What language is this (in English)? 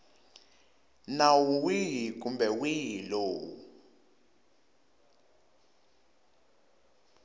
Tsonga